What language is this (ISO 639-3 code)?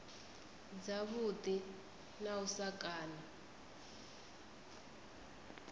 ven